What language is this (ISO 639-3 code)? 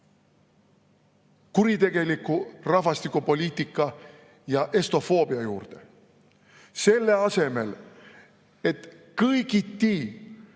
est